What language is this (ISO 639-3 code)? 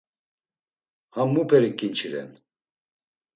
lzz